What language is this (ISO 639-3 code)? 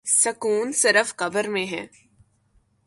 urd